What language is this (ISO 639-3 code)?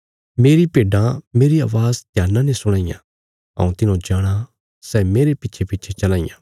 kfs